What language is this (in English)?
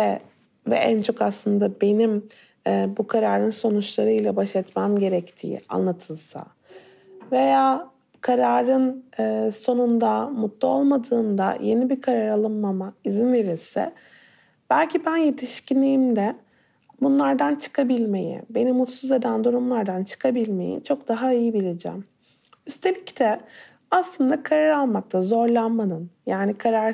Turkish